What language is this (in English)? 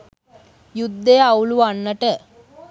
Sinhala